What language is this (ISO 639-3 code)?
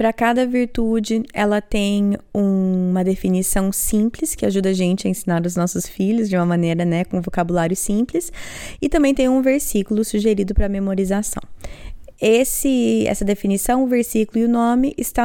por